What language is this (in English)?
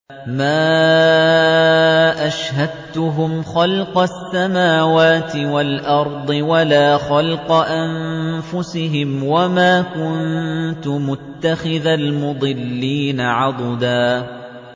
Arabic